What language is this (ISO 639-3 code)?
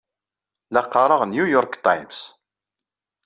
kab